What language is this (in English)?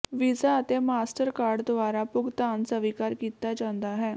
Punjabi